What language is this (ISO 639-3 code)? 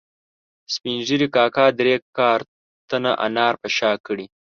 pus